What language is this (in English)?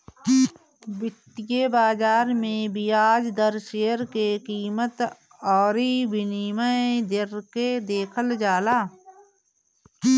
Bhojpuri